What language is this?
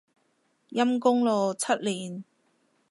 Cantonese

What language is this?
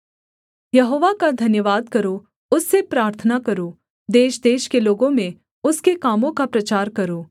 Hindi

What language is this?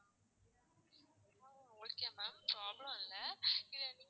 Tamil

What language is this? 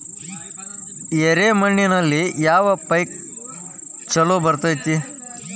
Kannada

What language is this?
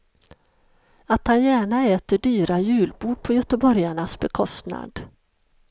Swedish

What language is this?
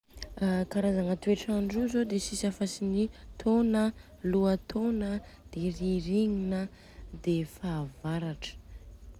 Southern Betsimisaraka Malagasy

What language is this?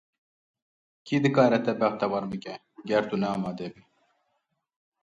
Kurdish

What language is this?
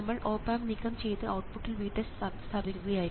Malayalam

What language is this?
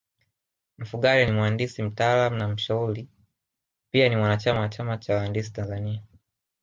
Swahili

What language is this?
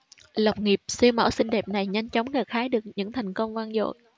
Vietnamese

